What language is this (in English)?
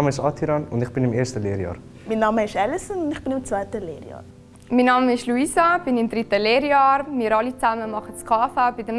German